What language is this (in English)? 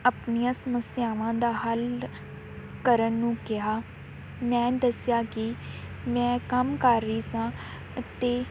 Punjabi